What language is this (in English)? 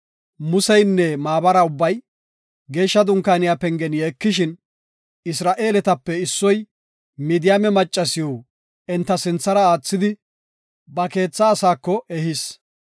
Gofa